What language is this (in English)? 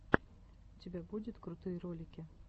Russian